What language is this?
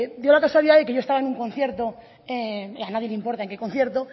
Spanish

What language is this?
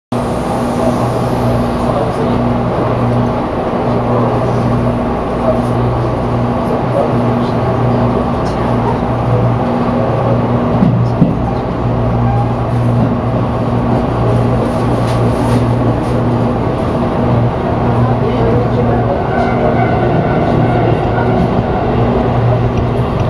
Japanese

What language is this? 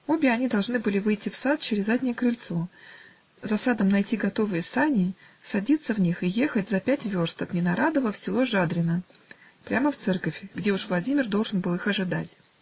Russian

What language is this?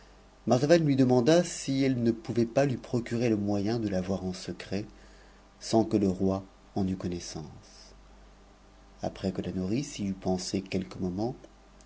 French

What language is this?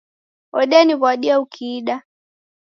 Taita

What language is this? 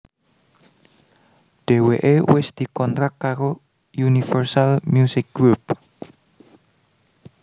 Javanese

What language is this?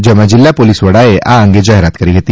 Gujarati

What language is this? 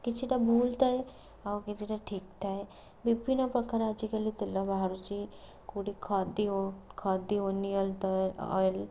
Odia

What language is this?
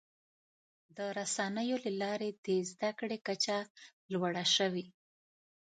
Pashto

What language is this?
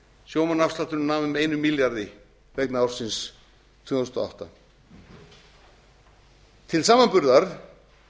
Icelandic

